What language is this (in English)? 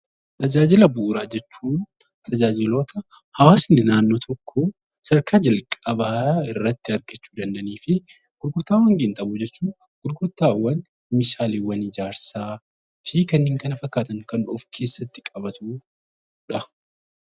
Oromo